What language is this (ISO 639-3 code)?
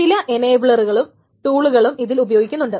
mal